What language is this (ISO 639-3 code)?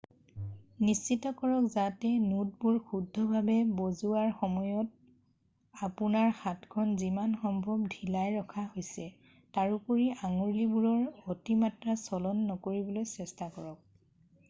asm